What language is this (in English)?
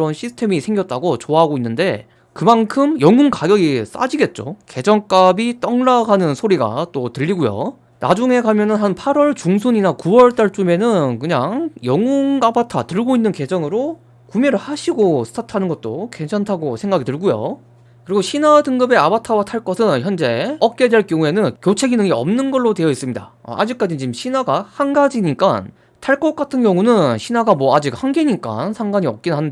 Korean